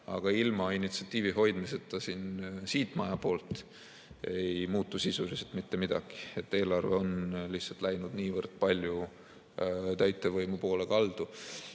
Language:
Estonian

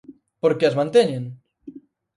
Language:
Galician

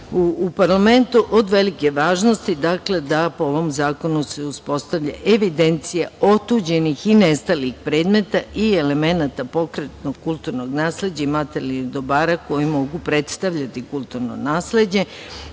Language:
Serbian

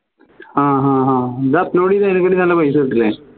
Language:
Malayalam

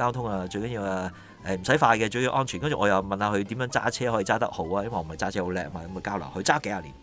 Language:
Chinese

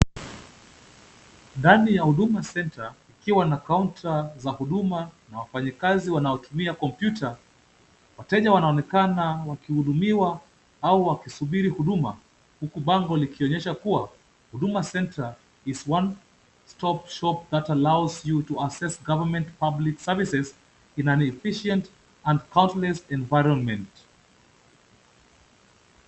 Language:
Swahili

